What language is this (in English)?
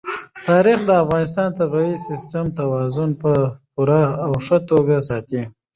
Pashto